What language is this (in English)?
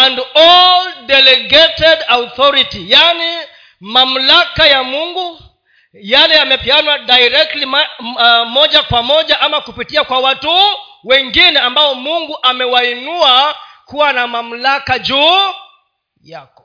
Swahili